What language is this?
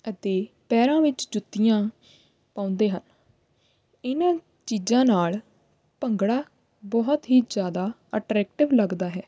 Punjabi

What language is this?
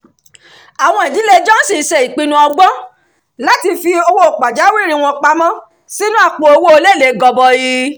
Yoruba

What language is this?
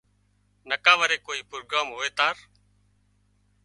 Wadiyara Koli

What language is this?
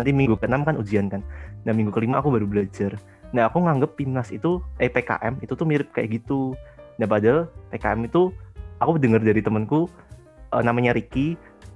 Indonesian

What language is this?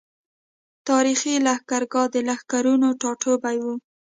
Pashto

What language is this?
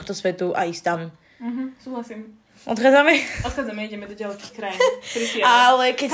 Slovak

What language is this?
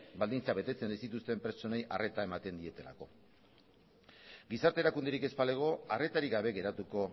Basque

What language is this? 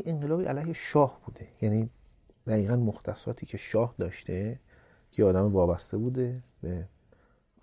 Persian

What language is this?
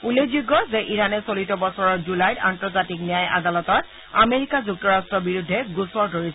Assamese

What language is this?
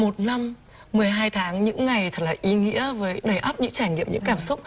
Vietnamese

